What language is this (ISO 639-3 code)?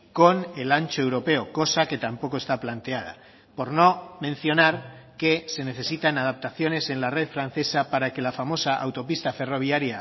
spa